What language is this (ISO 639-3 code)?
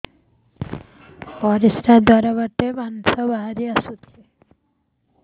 ori